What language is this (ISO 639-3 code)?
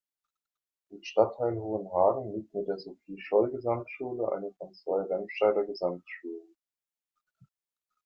deu